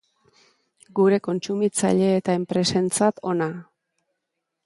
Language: Basque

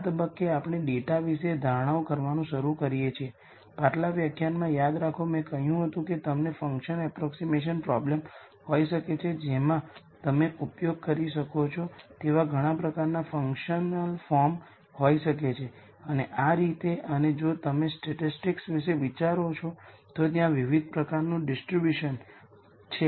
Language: Gujarati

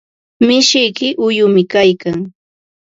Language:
Ambo-Pasco Quechua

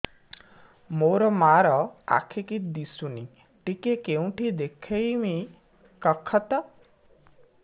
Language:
Odia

